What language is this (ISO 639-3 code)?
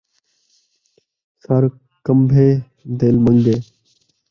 skr